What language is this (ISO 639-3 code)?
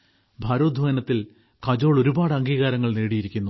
mal